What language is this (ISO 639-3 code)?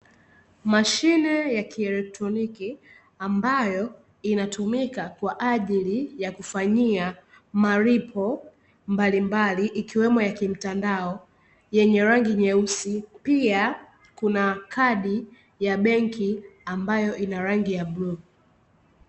swa